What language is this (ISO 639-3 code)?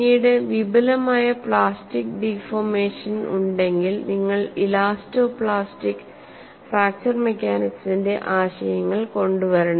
mal